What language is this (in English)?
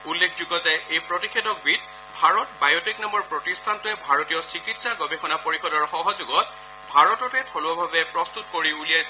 Assamese